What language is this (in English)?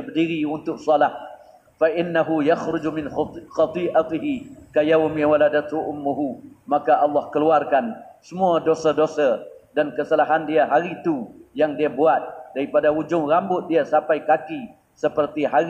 Malay